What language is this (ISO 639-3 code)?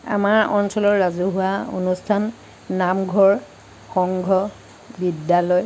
asm